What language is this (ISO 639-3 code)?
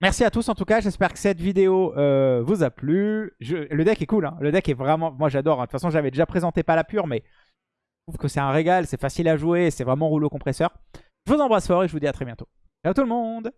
fra